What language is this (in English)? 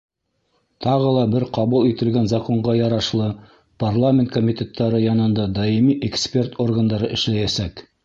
Bashkir